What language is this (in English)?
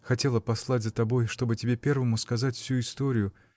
Russian